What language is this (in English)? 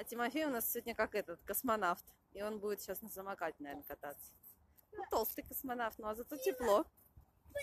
Russian